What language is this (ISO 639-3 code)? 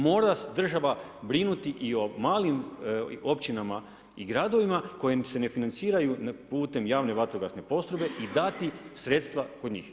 hrv